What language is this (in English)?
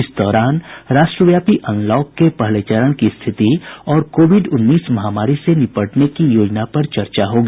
Hindi